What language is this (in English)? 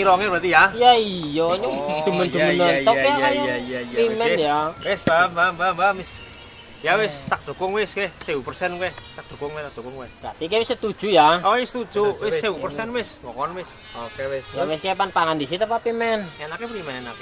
Indonesian